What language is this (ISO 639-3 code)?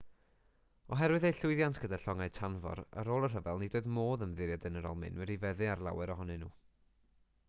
cym